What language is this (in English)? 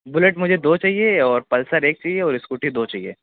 Urdu